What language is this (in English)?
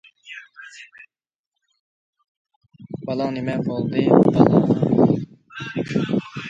Uyghur